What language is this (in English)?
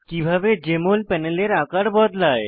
Bangla